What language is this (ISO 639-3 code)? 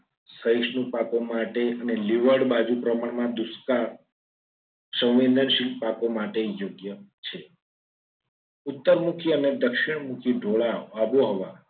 guj